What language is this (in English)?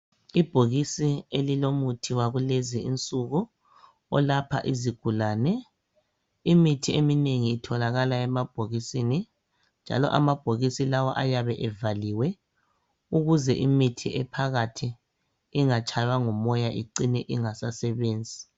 North Ndebele